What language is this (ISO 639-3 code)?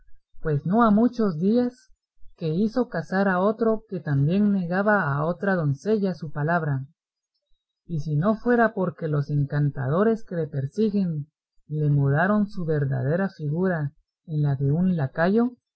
spa